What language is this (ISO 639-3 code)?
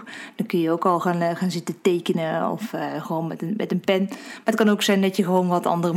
nld